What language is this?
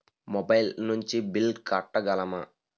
Telugu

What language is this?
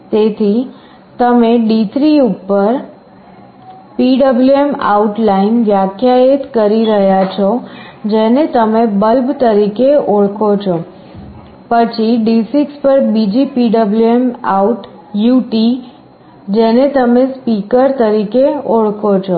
Gujarati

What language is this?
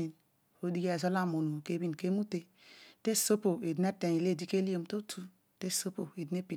Odual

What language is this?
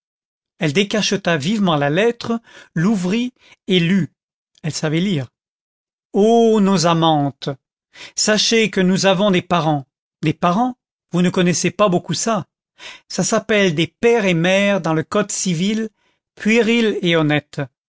French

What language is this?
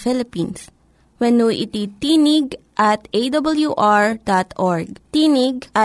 Filipino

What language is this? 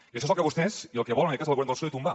Catalan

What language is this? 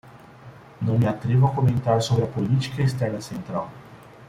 Portuguese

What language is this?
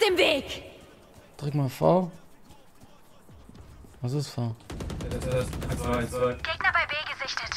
German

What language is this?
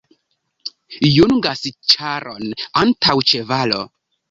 Esperanto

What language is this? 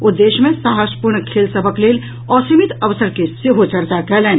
Maithili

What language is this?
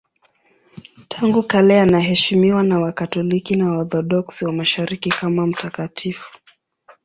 Swahili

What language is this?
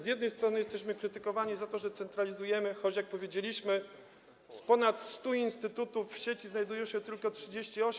Polish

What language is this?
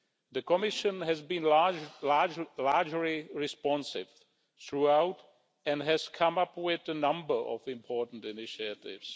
English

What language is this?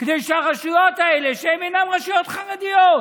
Hebrew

